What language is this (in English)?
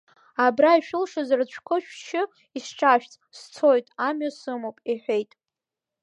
Abkhazian